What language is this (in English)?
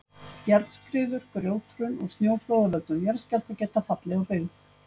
Icelandic